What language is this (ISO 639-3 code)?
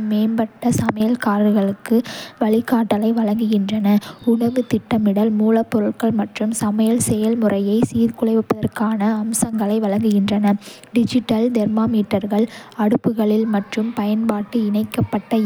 kfe